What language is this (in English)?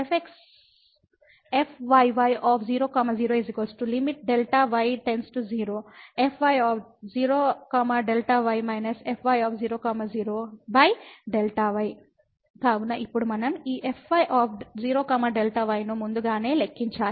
Telugu